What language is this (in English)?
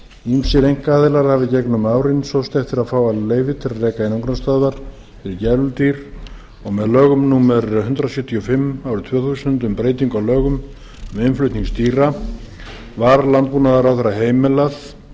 Icelandic